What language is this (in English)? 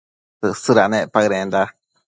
Matsés